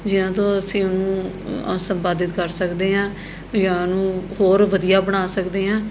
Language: Punjabi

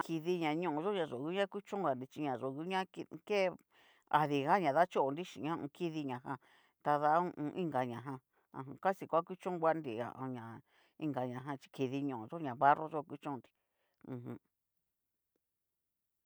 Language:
Cacaloxtepec Mixtec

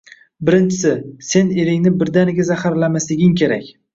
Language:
Uzbek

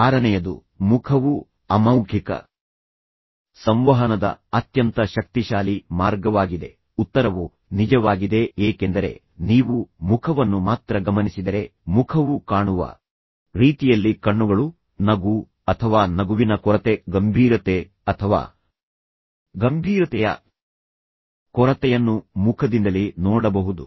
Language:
Kannada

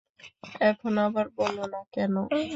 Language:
Bangla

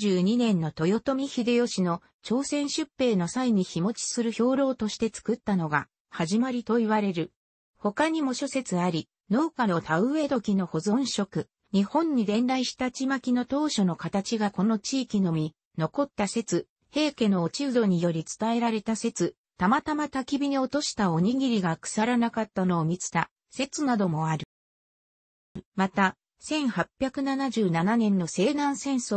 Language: Japanese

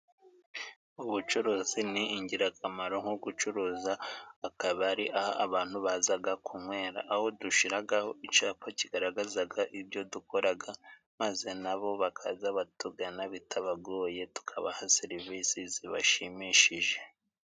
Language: Kinyarwanda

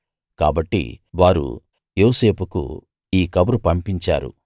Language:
Telugu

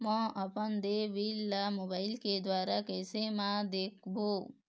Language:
Chhattisgarhi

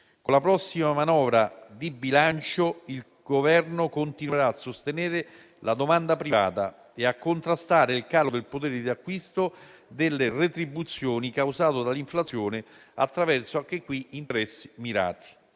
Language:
Italian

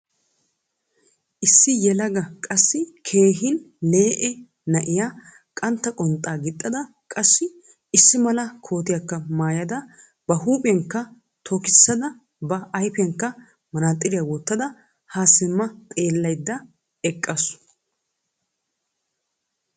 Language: Wolaytta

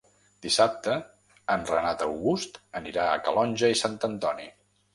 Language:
Catalan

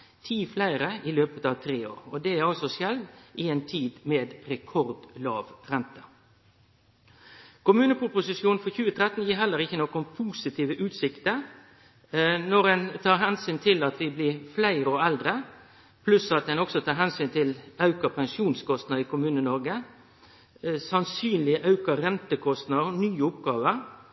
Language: Norwegian Nynorsk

